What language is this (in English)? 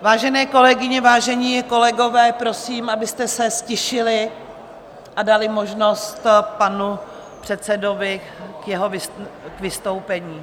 Czech